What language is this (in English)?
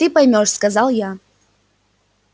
Russian